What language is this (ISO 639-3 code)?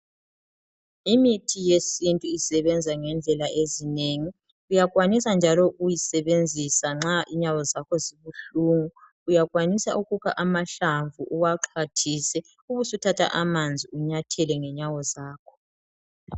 nde